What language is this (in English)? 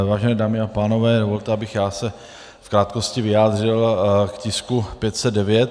Czech